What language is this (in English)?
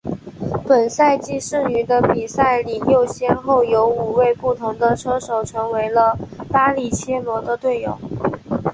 Chinese